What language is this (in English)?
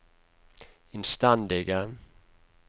Norwegian